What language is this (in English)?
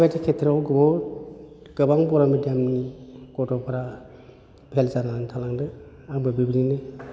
Bodo